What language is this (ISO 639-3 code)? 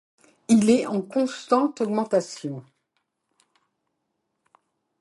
fra